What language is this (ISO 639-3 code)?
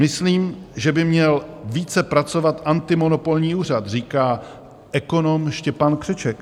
ces